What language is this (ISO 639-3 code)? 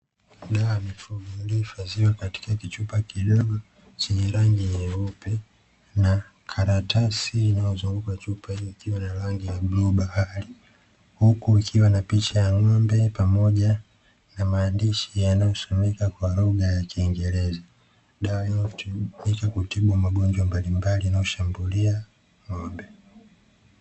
swa